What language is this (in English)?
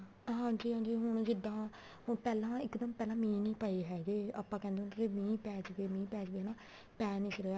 Punjabi